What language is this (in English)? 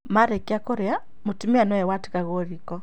Kikuyu